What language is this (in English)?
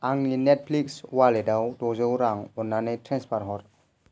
Bodo